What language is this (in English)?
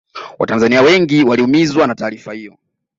Swahili